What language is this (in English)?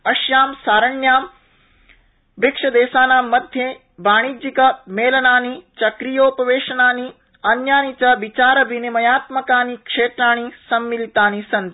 Sanskrit